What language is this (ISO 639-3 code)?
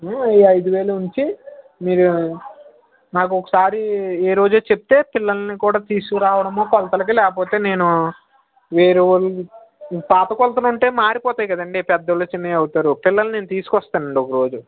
tel